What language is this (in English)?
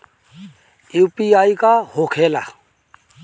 Bhojpuri